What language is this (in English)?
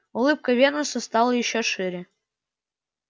Russian